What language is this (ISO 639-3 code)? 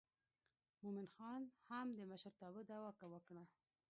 pus